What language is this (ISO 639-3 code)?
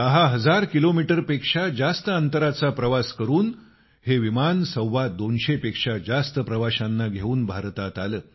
mar